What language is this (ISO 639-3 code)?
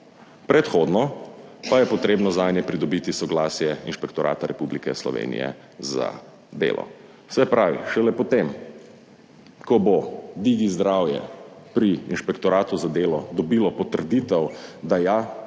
slv